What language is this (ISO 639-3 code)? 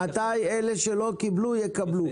heb